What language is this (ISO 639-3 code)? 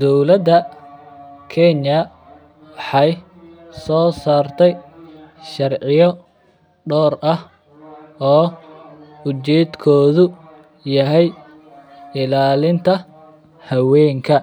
som